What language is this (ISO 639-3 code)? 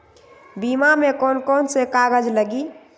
mag